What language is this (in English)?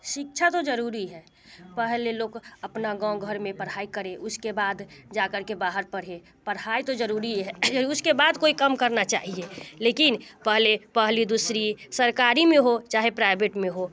Hindi